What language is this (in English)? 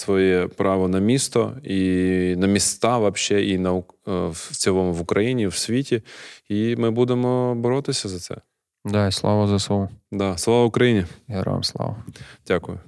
Ukrainian